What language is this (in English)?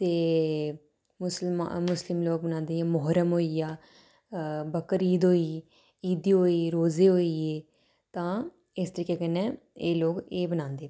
Dogri